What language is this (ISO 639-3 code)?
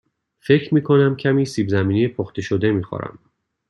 fas